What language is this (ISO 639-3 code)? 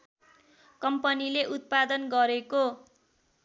nep